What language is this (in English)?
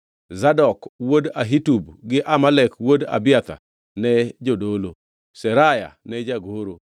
Luo (Kenya and Tanzania)